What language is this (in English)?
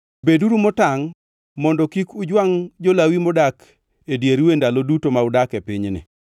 Luo (Kenya and Tanzania)